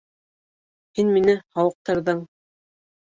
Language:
Bashkir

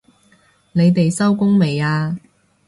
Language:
Cantonese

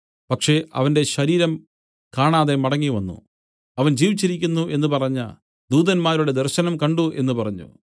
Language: Malayalam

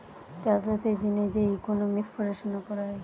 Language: Bangla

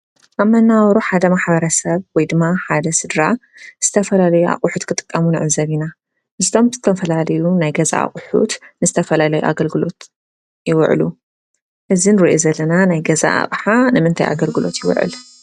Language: Tigrinya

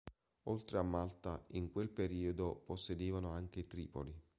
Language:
Italian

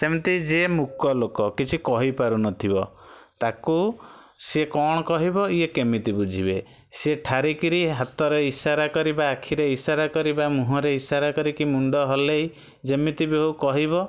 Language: Odia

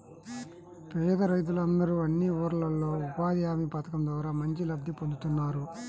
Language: Telugu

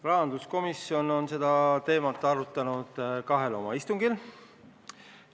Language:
Estonian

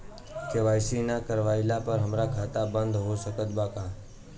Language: Bhojpuri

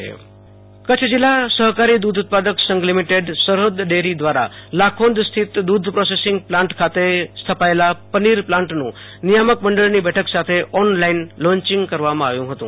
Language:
Gujarati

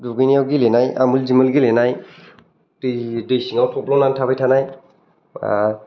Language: Bodo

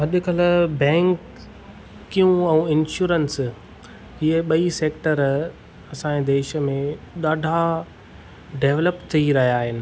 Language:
Sindhi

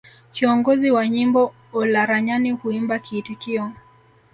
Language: Swahili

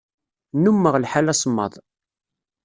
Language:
Kabyle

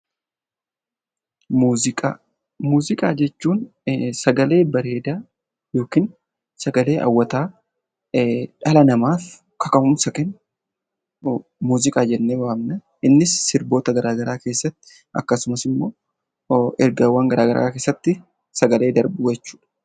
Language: Oromo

